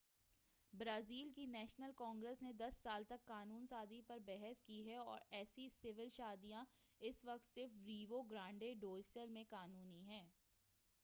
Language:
Urdu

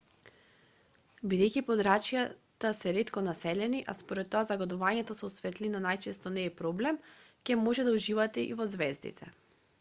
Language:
Macedonian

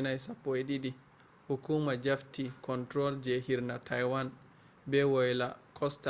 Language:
Fula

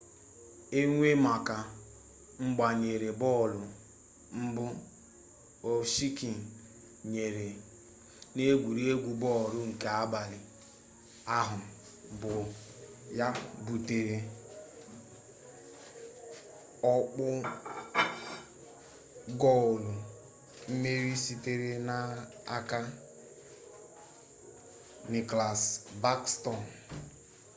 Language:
Igbo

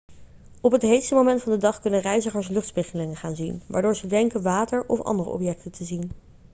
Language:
Dutch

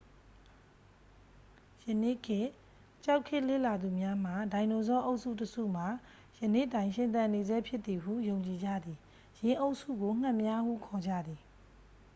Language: Burmese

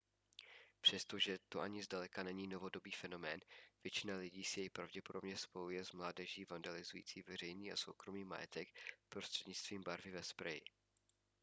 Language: Czech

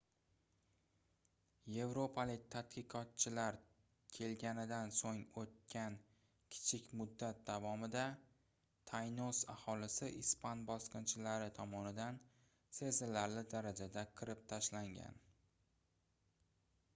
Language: Uzbek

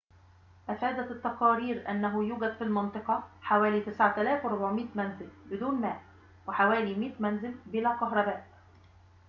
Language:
Arabic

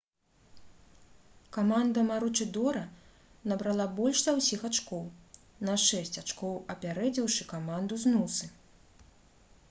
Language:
Belarusian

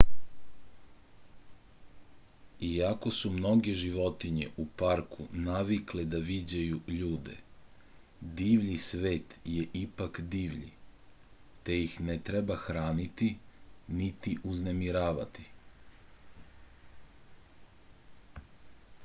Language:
Serbian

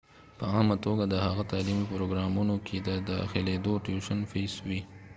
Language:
Pashto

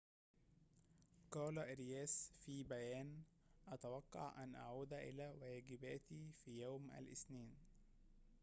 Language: Arabic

